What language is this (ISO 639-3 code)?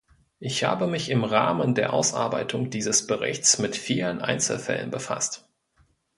deu